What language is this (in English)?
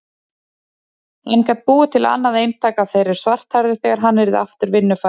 Icelandic